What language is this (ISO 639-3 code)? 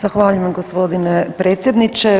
hrv